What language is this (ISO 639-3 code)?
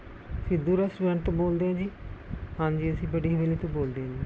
pan